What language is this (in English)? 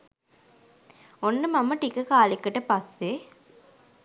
Sinhala